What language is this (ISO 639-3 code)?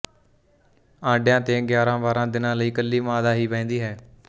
pan